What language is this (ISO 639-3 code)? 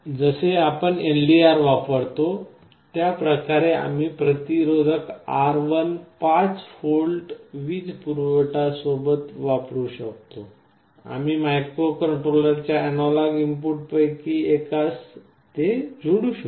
mar